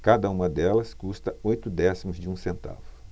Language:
Portuguese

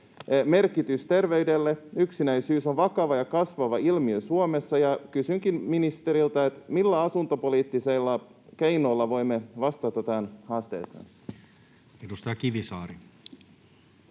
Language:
Finnish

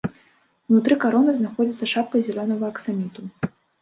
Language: Belarusian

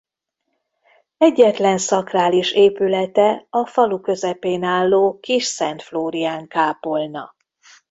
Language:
Hungarian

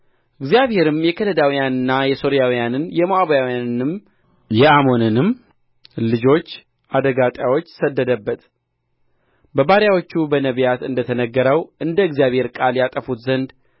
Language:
Amharic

